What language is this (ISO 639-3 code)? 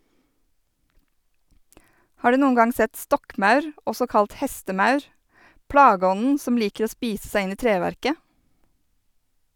nor